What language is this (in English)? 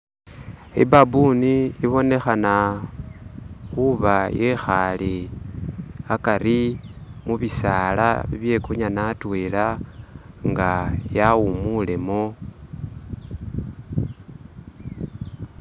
Masaaba